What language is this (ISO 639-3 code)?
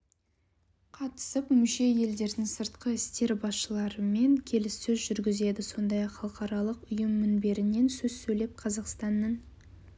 kaz